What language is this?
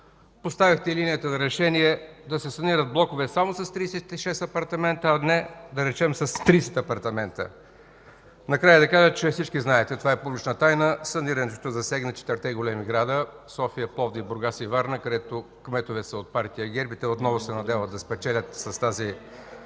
Bulgarian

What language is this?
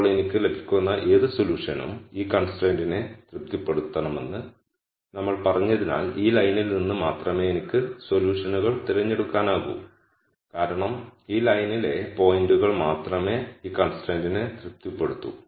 Malayalam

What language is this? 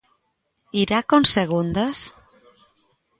Galician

